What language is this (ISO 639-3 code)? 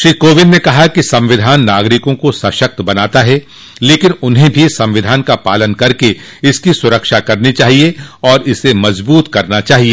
hin